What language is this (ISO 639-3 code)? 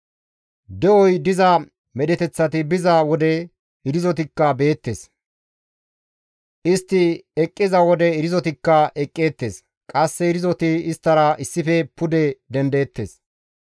gmv